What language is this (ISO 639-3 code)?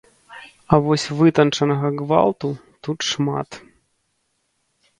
bel